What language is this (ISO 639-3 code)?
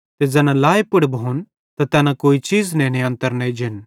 bhd